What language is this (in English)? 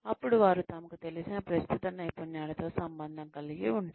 Telugu